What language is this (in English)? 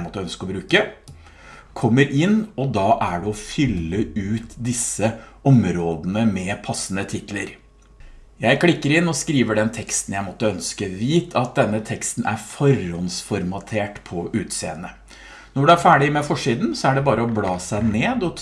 Norwegian